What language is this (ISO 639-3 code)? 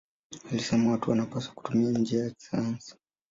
swa